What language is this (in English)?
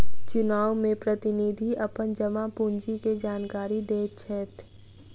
Maithili